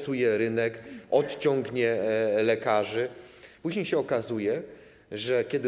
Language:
Polish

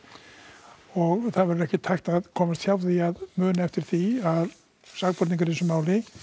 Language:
Icelandic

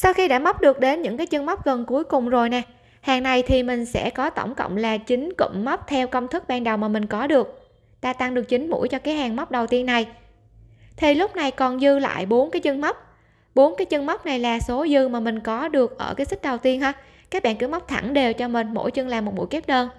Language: Vietnamese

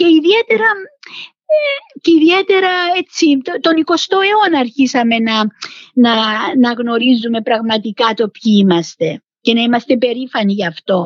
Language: Greek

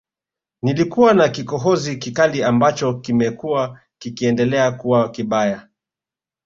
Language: Swahili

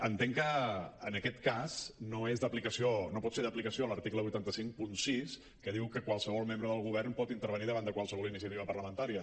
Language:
Catalan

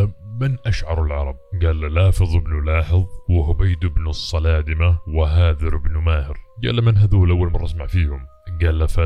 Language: Arabic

